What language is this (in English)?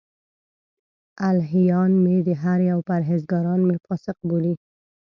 Pashto